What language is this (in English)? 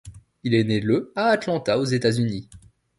French